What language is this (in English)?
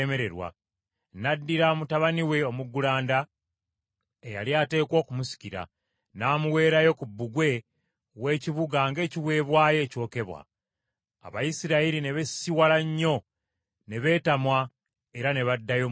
Ganda